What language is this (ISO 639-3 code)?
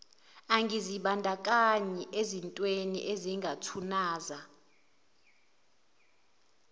zul